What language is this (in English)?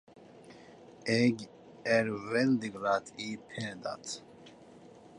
Norwegian Nynorsk